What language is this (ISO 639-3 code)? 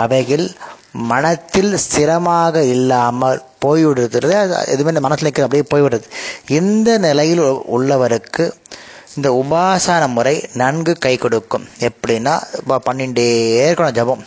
tam